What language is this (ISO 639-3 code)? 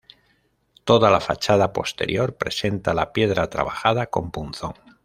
spa